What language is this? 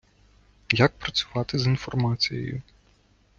Ukrainian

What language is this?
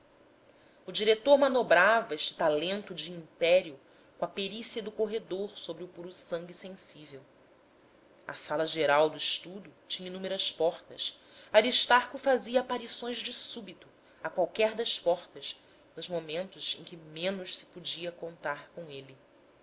Portuguese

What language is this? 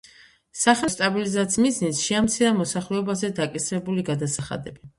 Georgian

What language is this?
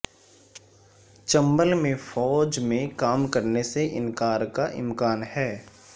Urdu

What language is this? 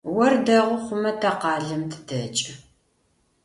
Adyghe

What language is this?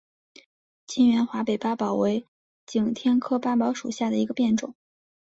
Chinese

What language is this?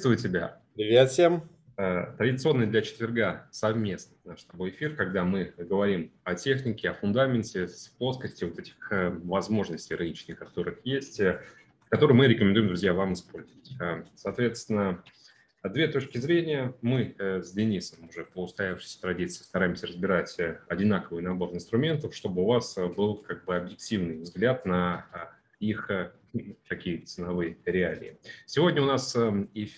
Russian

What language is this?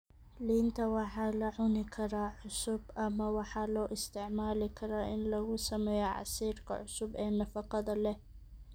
Somali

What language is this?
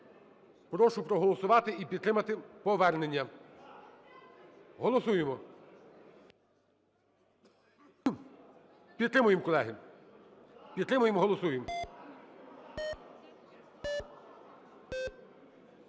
Ukrainian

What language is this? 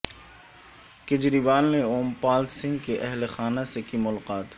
Urdu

